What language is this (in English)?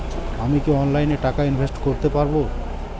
Bangla